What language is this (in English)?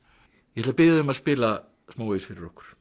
Icelandic